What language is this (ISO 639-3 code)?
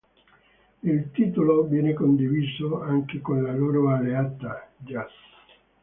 ita